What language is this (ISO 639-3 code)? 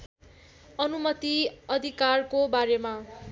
nep